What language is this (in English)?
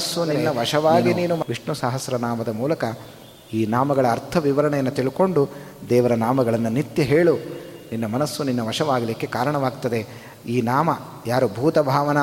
Kannada